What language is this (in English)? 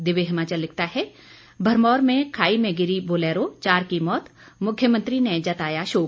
Hindi